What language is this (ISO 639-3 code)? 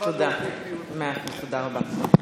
heb